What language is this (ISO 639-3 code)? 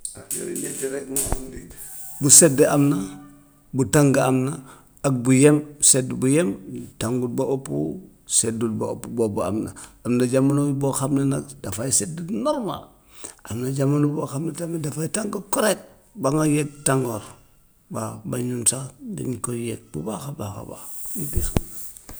wof